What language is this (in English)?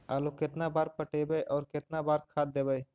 Magahi